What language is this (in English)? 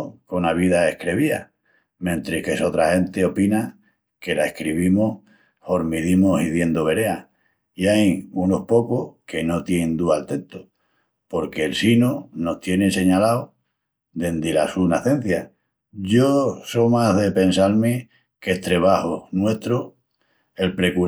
Extremaduran